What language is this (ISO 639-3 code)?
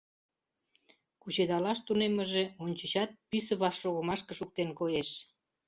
chm